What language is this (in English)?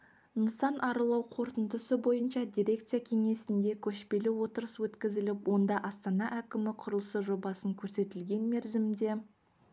Kazakh